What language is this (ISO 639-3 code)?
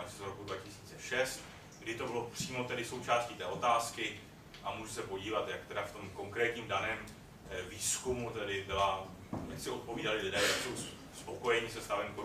ces